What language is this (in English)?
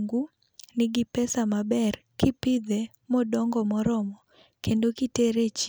Luo (Kenya and Tanzania)